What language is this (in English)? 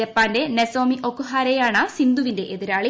Malayalam